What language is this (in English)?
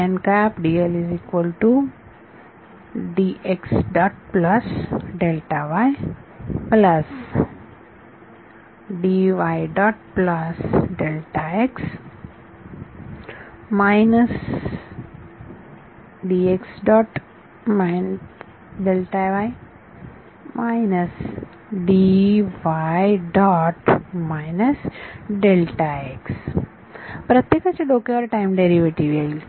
Marathi